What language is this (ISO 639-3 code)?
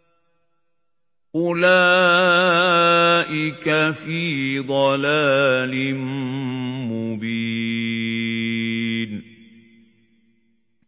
ara